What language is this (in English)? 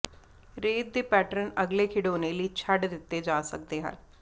Punjabi